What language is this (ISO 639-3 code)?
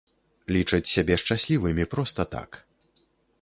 bel